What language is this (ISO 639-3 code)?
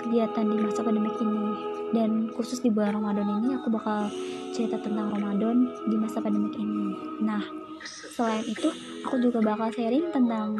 ind